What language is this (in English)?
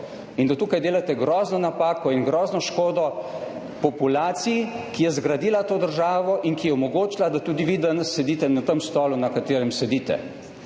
Slovenian